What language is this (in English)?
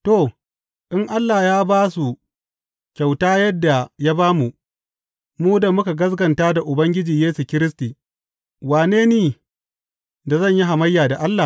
Hausa